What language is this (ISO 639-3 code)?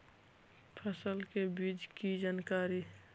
mag